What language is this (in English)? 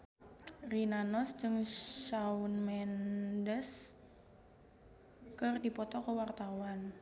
Sundanese